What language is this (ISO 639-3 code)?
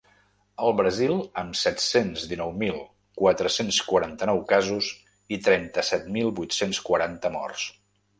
cat